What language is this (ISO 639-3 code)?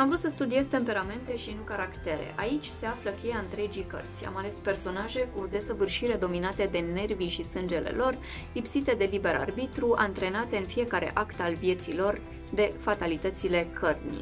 ron